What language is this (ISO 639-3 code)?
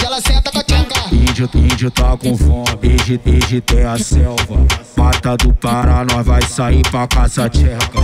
ron